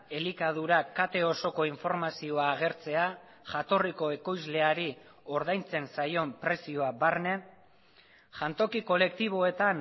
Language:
Basque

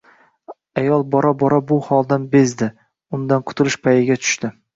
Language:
Uzbek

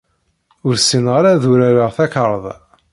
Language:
Kabyle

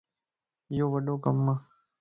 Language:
Lasi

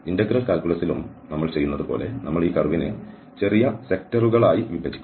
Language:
Malayalam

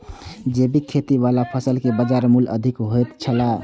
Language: Maithili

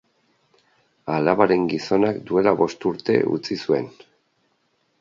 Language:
Basque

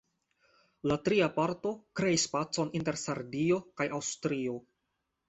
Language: Esperanto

